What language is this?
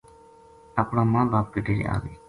Gujari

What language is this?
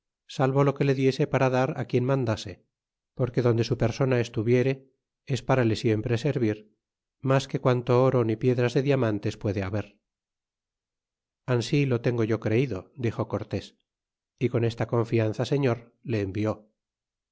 Spanish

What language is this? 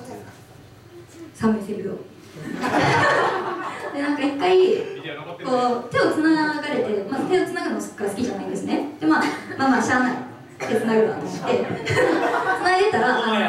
Japanese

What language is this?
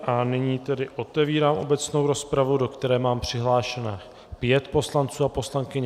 Czech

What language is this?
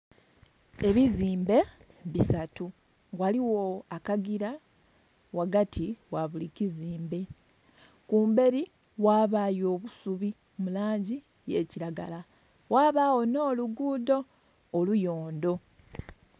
Soga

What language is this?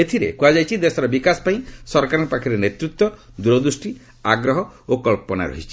Odia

